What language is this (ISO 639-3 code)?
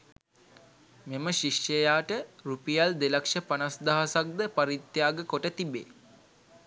sin